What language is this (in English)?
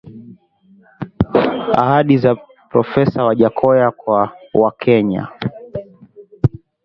Swahili